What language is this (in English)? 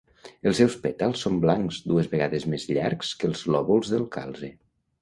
Catalan